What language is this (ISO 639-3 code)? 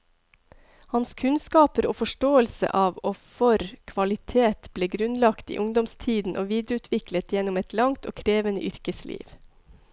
nor